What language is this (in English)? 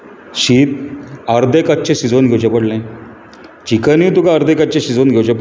Konkani